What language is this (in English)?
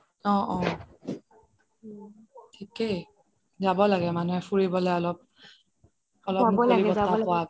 Assamese